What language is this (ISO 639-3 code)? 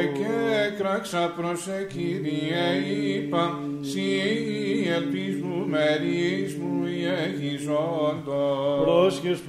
ell